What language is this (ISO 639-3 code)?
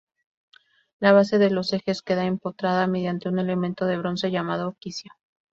spa